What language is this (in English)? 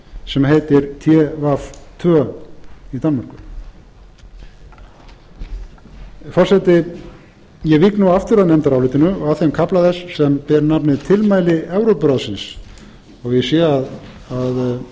Icelandic